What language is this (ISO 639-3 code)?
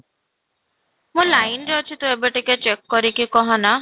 ori